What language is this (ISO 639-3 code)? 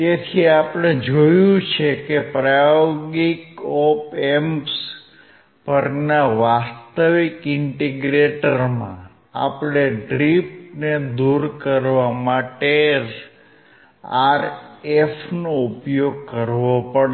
guj